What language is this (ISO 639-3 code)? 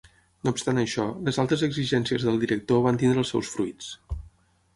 cat